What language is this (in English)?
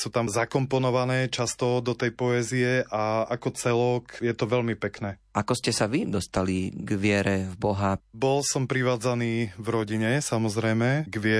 Slovak